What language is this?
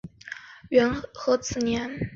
Chinese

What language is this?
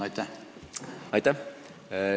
Estonian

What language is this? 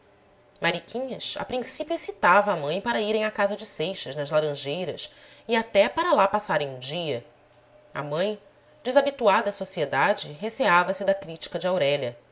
Portuguese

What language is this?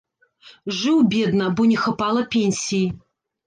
Belarusian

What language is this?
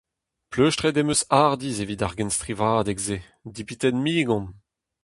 Breton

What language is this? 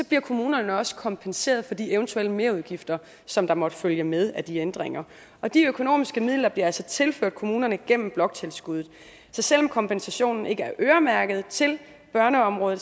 Danish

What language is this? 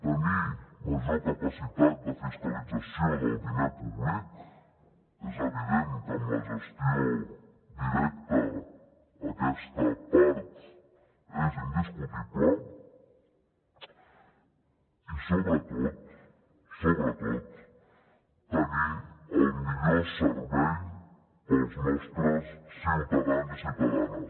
Catalan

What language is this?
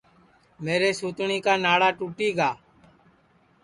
Sansi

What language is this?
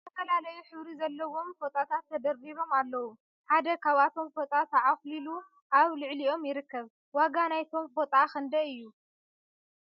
Tigrinya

